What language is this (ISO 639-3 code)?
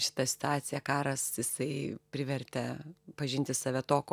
lit